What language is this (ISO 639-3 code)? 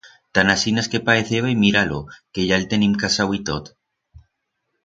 arg